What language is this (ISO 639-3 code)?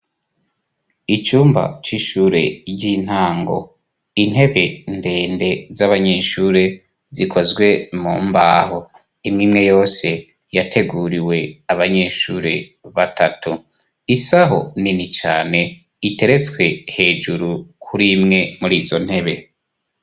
run